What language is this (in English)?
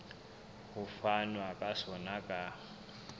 Southern Sotho